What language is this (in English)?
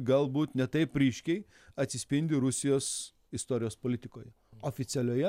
Lithuanian